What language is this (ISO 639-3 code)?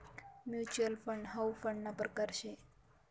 mar